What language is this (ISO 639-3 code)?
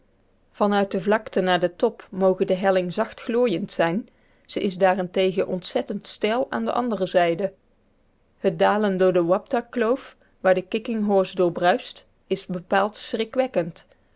nld